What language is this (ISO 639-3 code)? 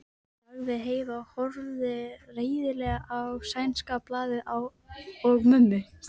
isl